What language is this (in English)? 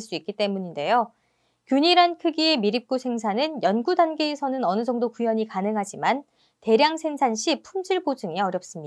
Korean